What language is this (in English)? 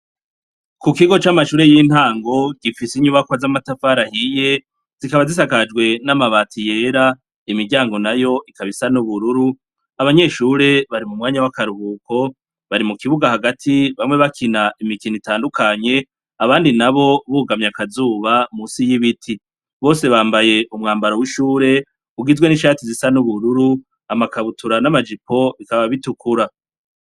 Rundi